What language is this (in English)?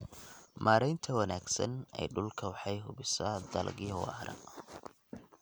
Somali